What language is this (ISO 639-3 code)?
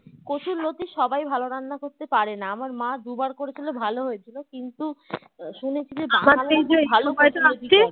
ben